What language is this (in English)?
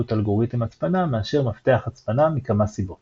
Hebrew